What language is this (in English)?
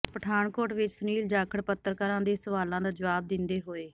Punjabi